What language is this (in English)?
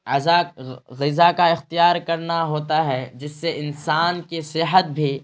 Urdu